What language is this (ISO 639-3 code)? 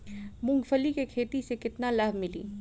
bho